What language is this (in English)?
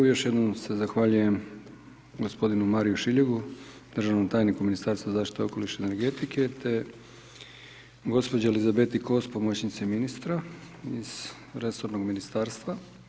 Croatian